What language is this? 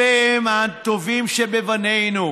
Hebrew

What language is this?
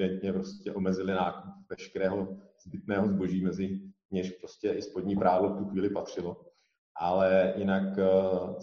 Czech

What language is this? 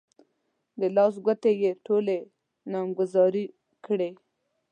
Pashto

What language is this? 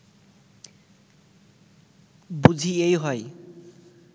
Bangla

